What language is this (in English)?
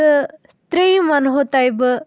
Kashmiri